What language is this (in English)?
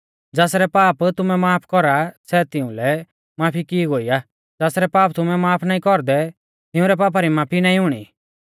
Mahasu Pahari